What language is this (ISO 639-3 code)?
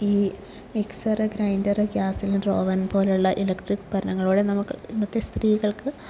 mal